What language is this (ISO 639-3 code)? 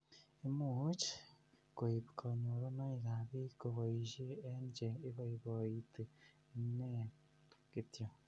kln